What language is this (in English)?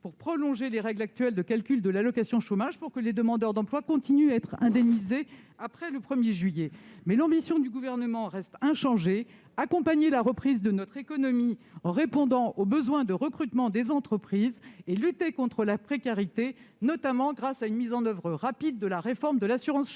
French